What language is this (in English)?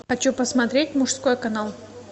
Russian